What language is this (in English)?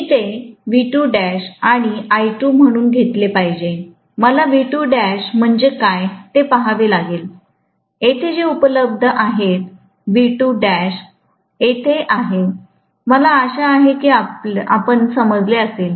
Marathi